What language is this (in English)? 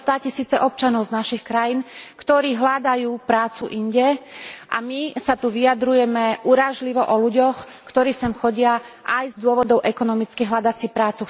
Slovak